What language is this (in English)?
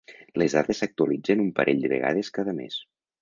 Catalan